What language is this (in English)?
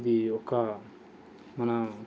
Telugu